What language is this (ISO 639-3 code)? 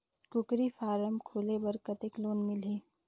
hne